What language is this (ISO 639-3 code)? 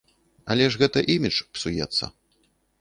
bel